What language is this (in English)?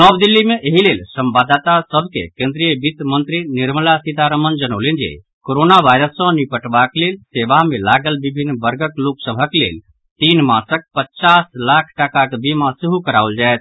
Maithili